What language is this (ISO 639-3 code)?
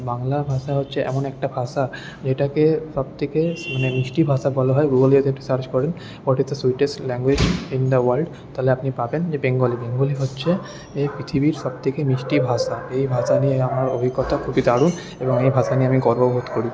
ben